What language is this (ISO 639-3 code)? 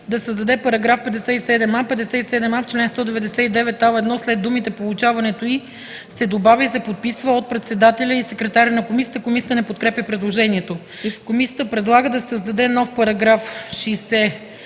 bul